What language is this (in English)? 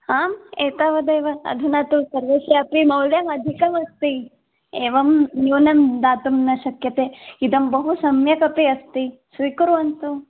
Sanskrit